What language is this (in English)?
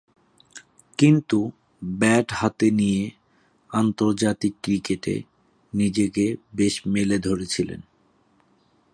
Bangla